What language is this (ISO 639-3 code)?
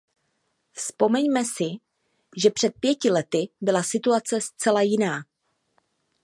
ces